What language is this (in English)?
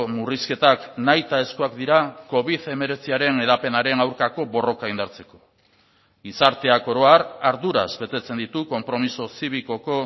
Basque